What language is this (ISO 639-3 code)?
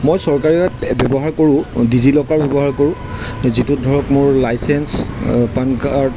asm